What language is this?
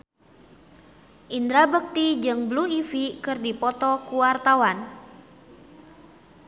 Sundanese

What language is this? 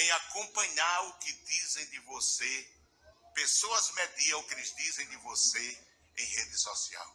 Portuguese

